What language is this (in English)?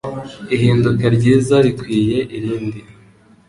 Kinyarwanda